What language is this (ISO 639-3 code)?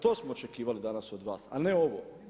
hrv